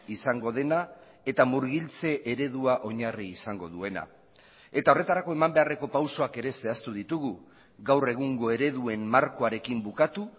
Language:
Basque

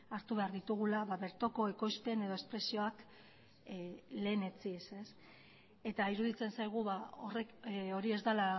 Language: Basque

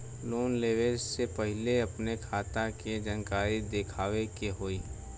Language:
Bhojpuri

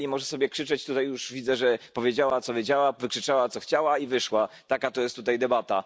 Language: Polish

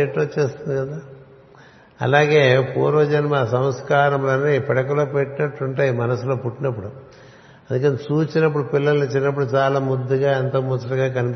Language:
Telugu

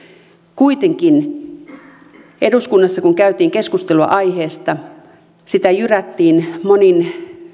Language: Finnish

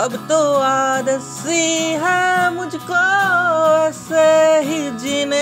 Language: Hindi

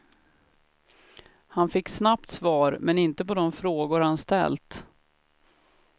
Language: Swedish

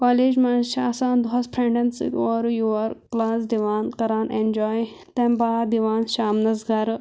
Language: Kashmiri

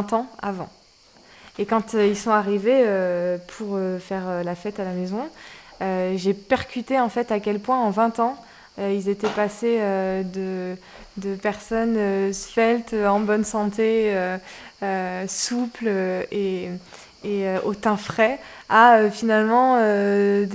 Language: French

